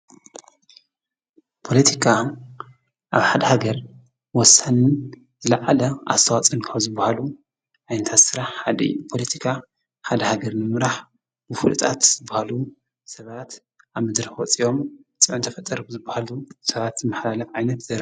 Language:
Tigrinya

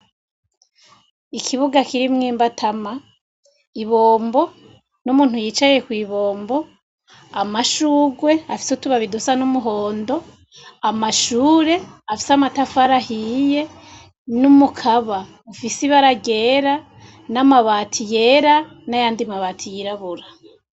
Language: Rundi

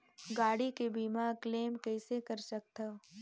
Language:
Chhattisgarhi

